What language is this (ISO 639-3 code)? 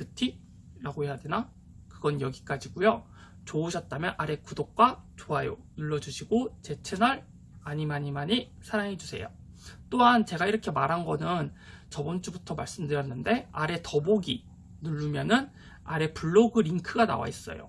kor